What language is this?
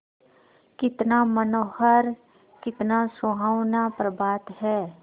Hindi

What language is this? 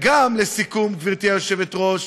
Hebrew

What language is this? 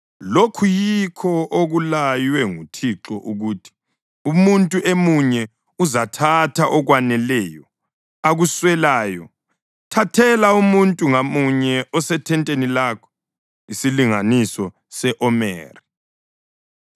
North Ndebele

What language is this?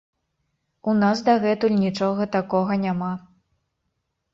Belarusian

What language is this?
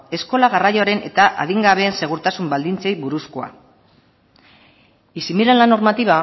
Basque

